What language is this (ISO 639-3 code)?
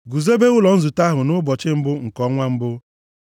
ibo